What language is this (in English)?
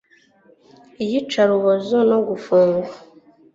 Kinyarwanda